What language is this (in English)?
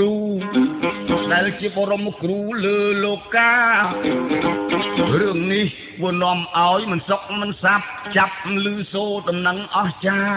Vietnamese